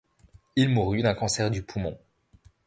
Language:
French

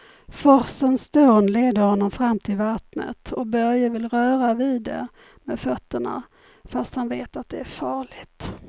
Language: Swedish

